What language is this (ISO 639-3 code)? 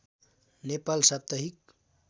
nep